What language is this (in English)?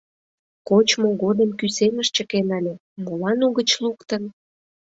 Mari